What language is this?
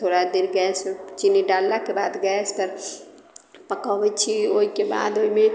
Maithili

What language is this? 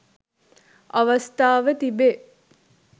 Sinhala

